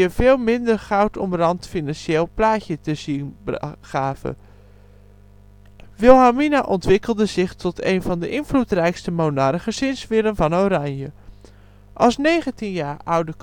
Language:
Dutch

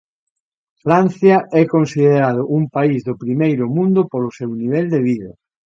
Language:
Galician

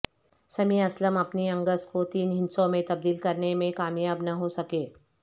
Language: Urdu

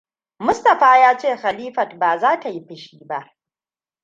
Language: Hausa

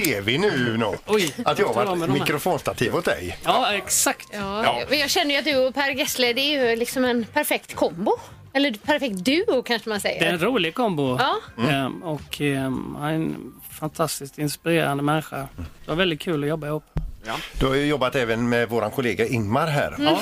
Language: Swedish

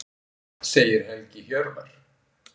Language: Icelandic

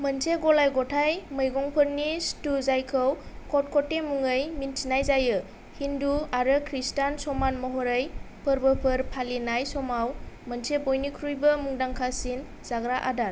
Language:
Bodo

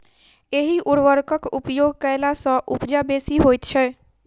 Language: Maithili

